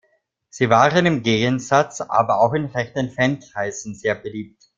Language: German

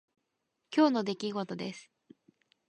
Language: Japanese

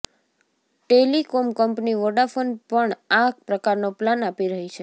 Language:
Gujarati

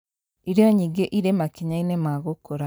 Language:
Kikuyu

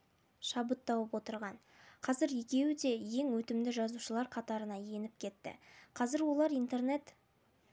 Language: Kazakh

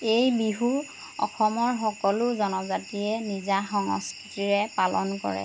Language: Assamese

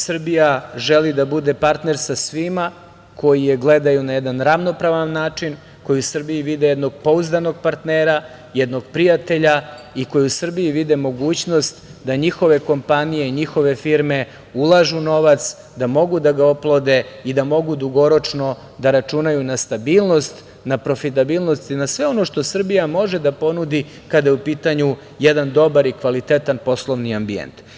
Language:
Serbian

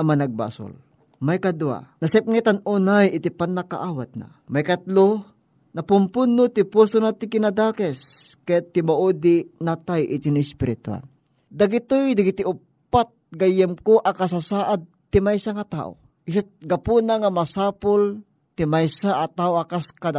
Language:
Filipino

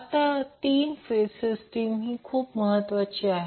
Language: Marathi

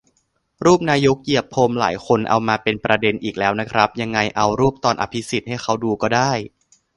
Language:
Thai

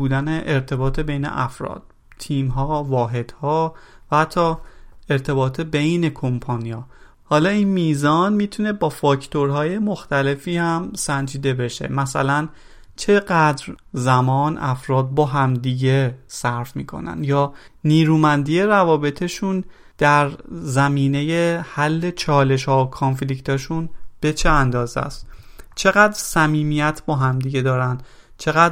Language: Persian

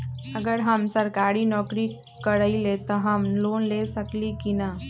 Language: Magahi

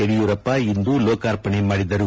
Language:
Kannada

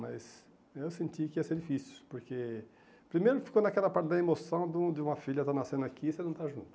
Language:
Portuguese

